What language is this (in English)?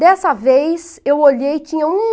Portuguese